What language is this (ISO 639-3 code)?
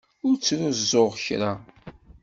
kab